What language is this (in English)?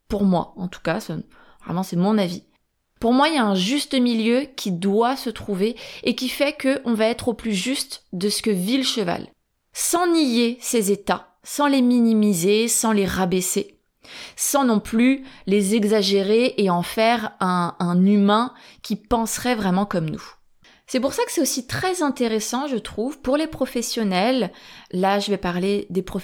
French